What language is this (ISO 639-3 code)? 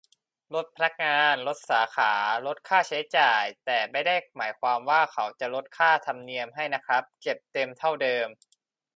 tha